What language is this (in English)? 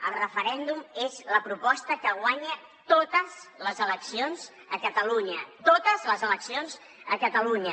Catalan